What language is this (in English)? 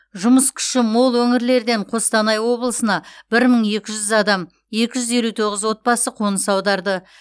Kazakh